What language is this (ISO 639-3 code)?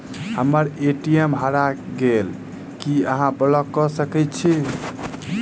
mai